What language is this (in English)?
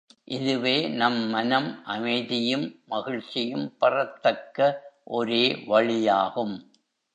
Tamil